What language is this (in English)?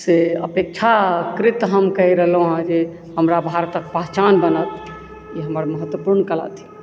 Maithili